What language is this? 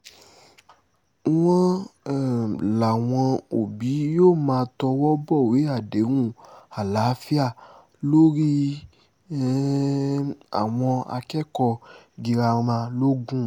Yoruba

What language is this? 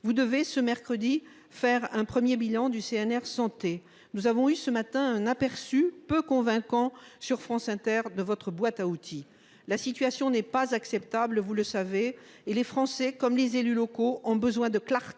French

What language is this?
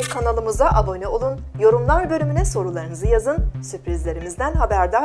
Turkish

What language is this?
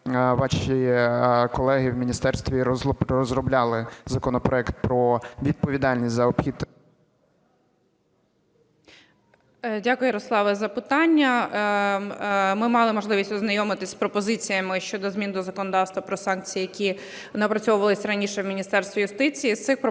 Ukrainian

